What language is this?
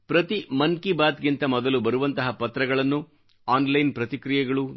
Kannada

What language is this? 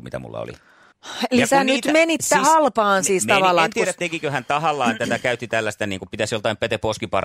Finnish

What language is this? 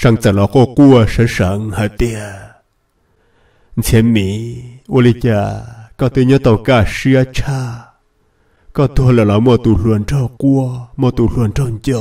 Vietnamese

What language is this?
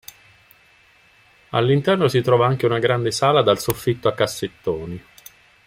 Italian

